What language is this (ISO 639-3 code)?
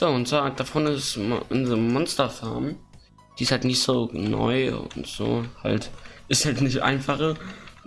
deu